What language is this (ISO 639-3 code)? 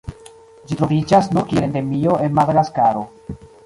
epo